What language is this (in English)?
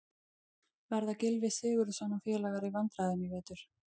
Icelandic